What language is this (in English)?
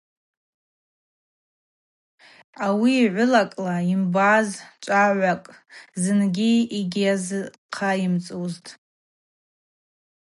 Abaza